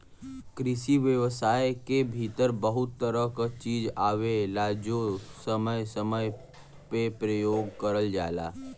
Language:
Bhojpuri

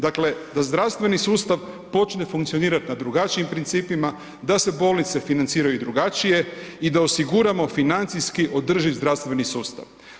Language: Croatian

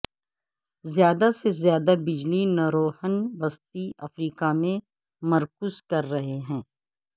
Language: Urdu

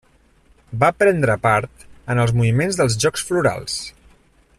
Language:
Catalan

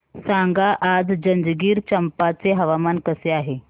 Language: Marathi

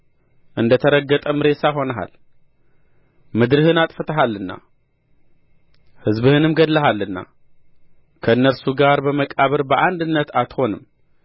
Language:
Amharic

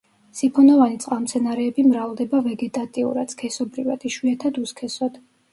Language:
Georgian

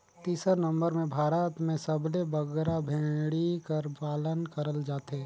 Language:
Chhattisgarhi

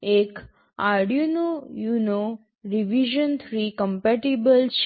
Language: Gujarati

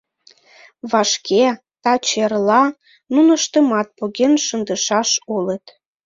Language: Mari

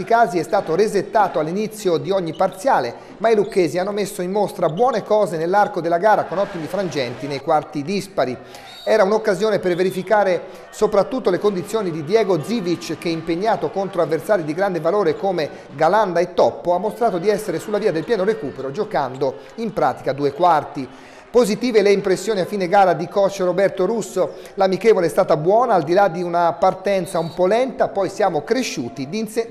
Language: Italian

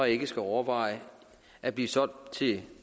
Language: Danish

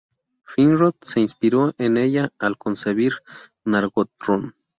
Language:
Spanish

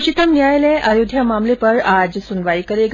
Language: Hindi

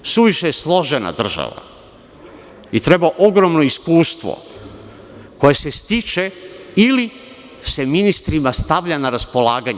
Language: Serbian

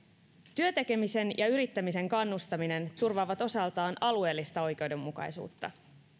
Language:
Finnish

